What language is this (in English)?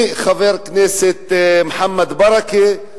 Hebrew